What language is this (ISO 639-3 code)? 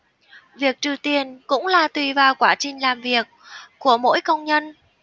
vie